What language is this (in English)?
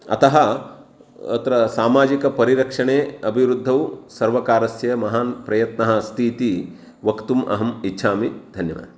Sanskrit